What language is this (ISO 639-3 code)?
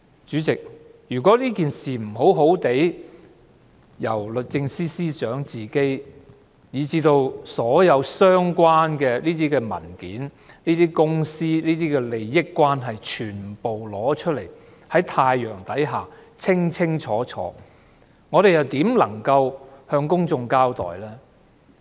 yue